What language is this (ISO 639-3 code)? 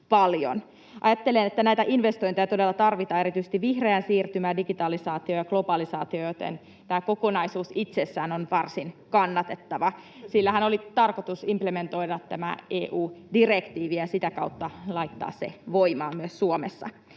fin